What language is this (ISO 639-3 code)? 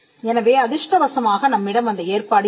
tam